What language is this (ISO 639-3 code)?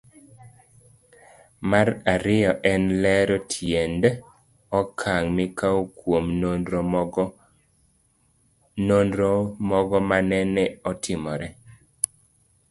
luo